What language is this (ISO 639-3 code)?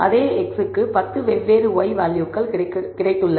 tam